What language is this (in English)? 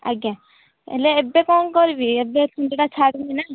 Odia